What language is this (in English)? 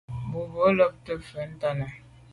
Medumba